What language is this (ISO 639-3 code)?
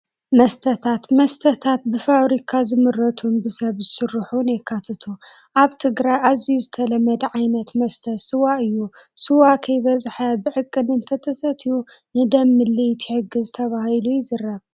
tir